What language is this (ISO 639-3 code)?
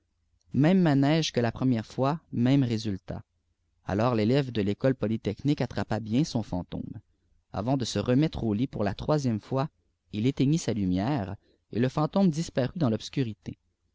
fra